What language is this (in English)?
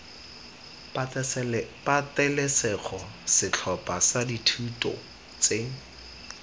Tswana